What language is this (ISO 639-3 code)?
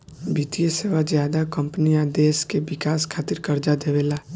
bho